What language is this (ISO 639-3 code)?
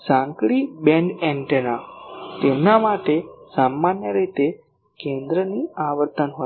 guj